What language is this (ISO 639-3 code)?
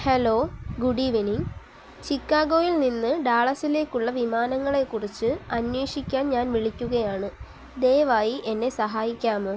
mal